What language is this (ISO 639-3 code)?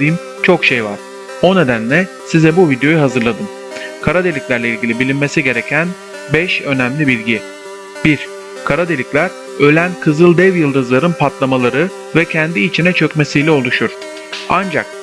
tur